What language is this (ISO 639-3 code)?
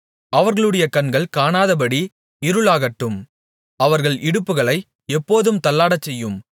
tam